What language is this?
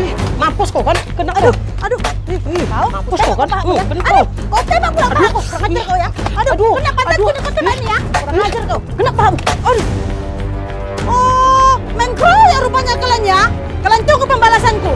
Indonesian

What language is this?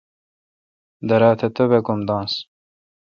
Kalkoti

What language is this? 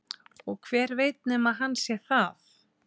Icelandic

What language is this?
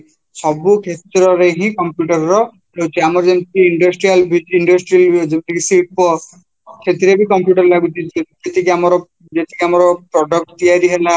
Odia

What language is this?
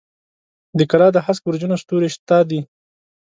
Pashto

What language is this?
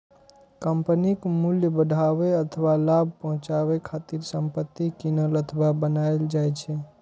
Maithili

